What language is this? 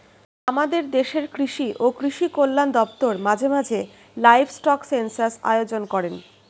Bangla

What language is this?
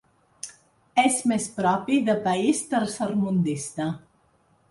Catalan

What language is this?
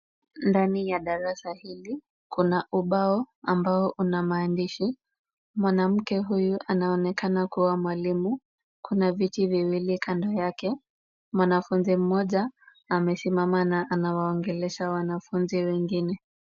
Swahili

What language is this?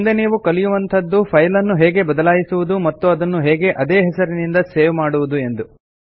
Kannada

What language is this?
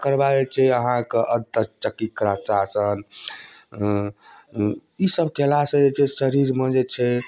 Maithili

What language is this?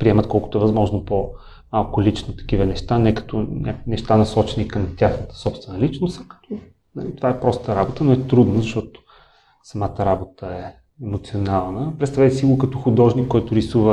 Bulgarian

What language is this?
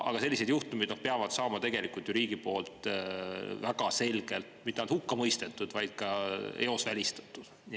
Estonian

